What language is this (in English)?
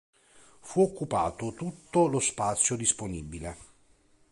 Italian